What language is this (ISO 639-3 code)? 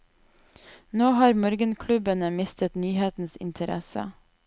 nor